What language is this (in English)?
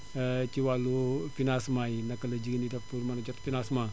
Wolof